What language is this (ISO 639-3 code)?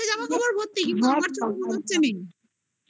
ben